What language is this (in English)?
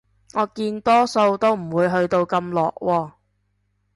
Cantonese